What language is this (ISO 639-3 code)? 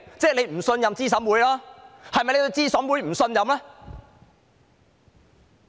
yue